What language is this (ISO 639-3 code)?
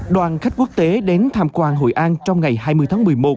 vie